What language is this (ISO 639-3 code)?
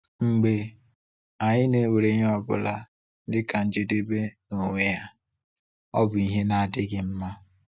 ibo